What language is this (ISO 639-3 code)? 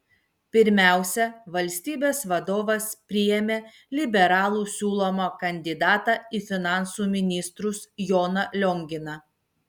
lit